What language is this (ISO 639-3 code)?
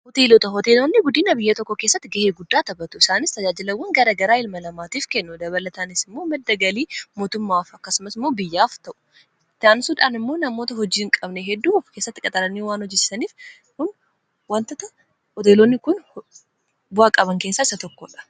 orm